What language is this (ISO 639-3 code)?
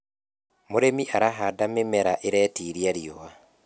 kik